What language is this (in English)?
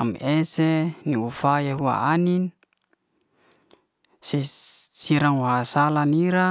Liana-Seti